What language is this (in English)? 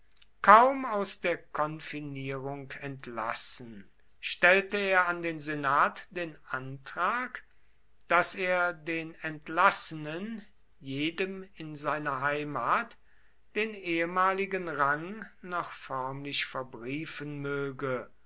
German